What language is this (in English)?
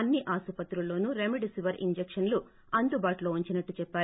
Telugu